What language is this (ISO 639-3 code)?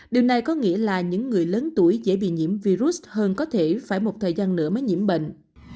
vie